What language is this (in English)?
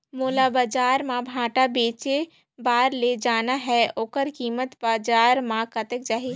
Chhattisgarhi